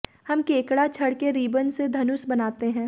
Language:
Hindi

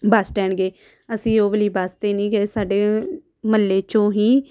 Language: Punjabi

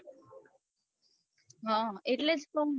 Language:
Gujarati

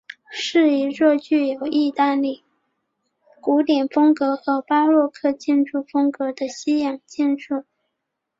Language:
Chinese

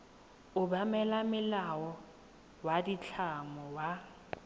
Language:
Tswana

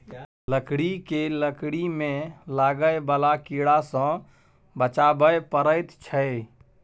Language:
Maithili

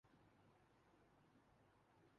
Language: Urdu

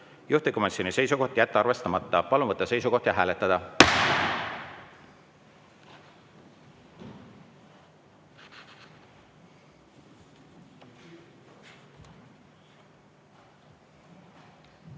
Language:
Estonian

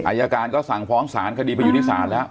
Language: Thai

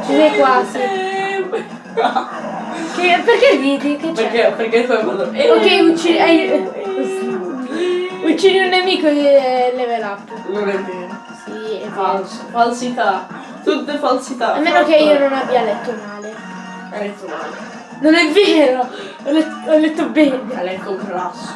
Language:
Italian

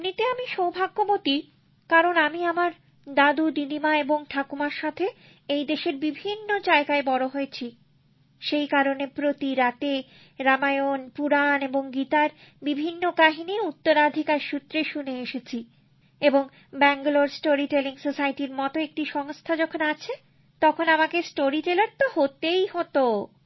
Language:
Bangla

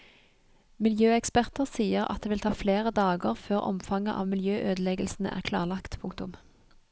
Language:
Norwegian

